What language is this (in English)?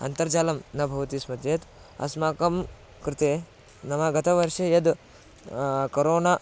Sanskrit